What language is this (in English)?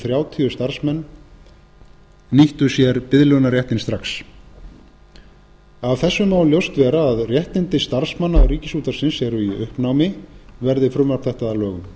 Icelandic